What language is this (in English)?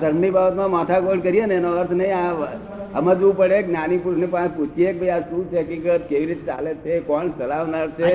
Gujarati